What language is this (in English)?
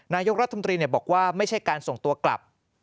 Thai